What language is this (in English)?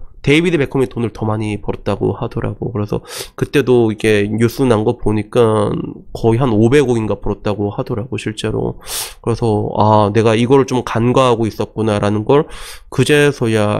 Korean